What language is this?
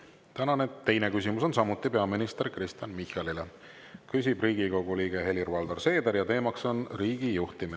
Estonian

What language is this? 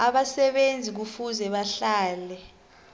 South Ndebele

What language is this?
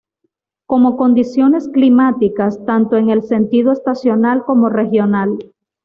Spanish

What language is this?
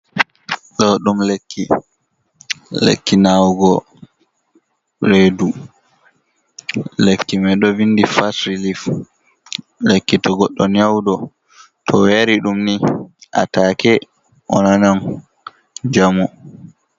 Fula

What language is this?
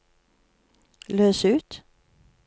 Norwegian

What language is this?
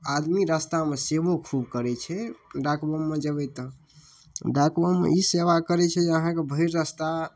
Maithili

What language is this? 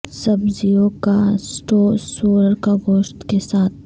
Urdu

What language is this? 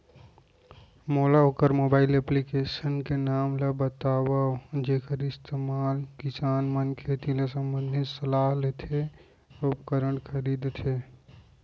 Chhattisgarhi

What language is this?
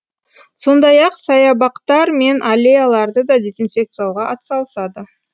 Kazakh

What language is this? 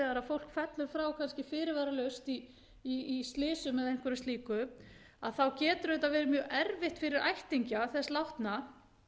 Icelandic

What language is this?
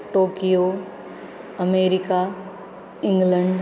Sanskrit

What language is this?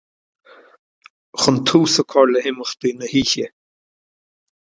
Irish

